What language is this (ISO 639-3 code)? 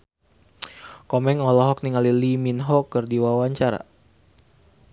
sun